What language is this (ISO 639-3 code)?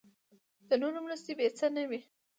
pus